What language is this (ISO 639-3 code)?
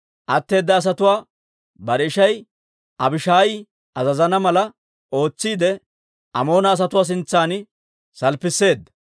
dwr